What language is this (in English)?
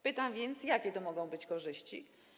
Polish